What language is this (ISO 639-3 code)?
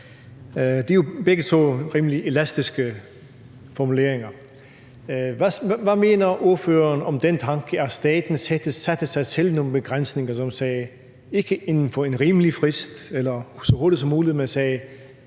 dan